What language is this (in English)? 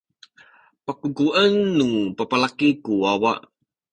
Sakizaya